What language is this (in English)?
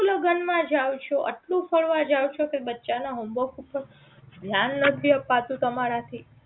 Gujarati